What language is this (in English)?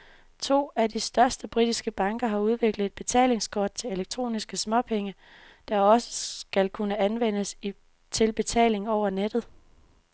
Danish